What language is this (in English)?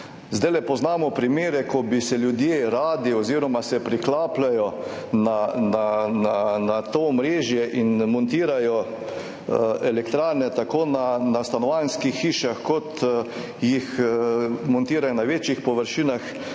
Slovenian